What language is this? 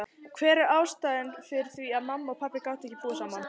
Icelandic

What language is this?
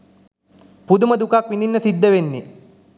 Sinhala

